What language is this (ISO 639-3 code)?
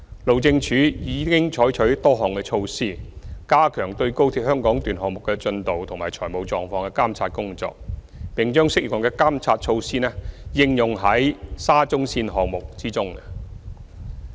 yue